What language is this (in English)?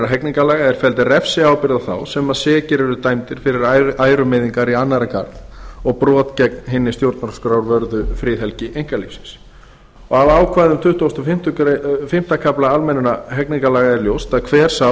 Icelandic